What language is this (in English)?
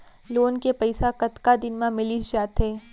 Chhattisgarhi